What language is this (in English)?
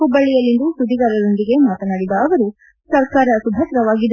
Kannada